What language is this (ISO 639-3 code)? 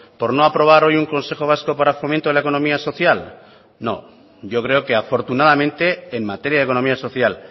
spa